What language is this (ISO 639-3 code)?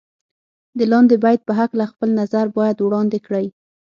pus